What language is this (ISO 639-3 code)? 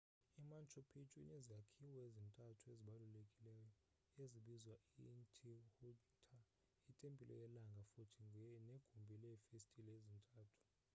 xho